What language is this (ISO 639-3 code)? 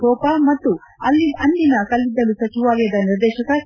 kan